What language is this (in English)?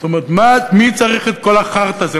Hebrew